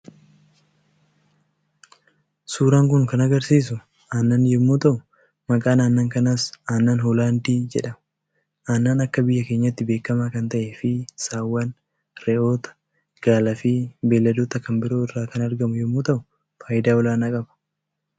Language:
Oromo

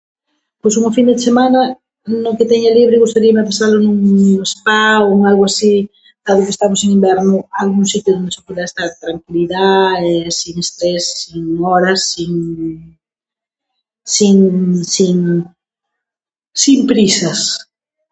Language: Galician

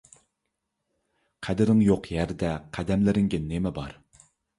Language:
Uyghur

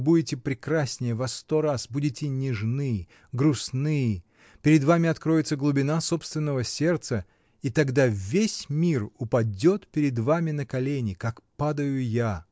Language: Russian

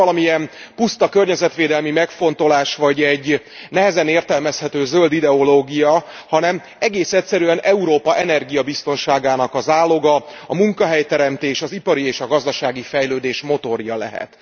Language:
Hungarian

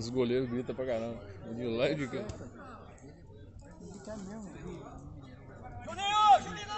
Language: Portuguese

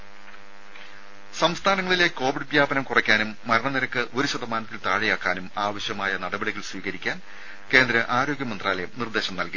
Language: Malayalam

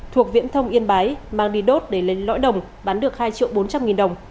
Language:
Vietnamese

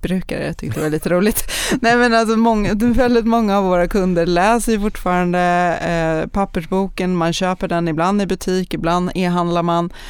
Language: Swedish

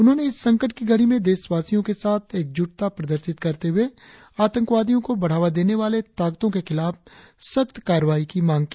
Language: Hindi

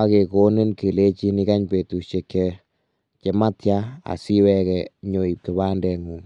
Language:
Kalenjin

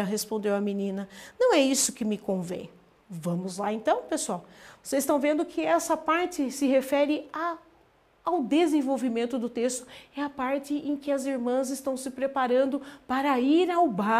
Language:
Portuguese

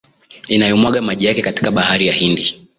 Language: Swahili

